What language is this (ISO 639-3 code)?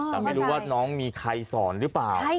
tha